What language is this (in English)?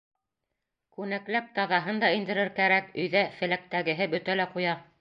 Bashkir